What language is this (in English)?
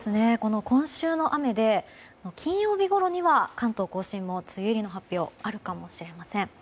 Japanese